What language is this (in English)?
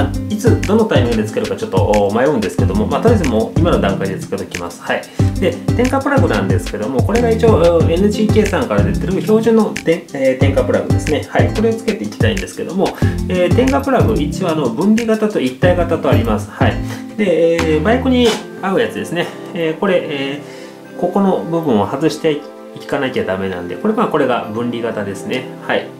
Japanese